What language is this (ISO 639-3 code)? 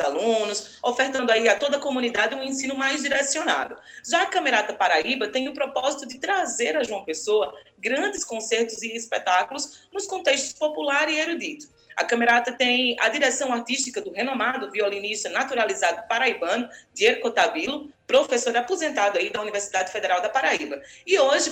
por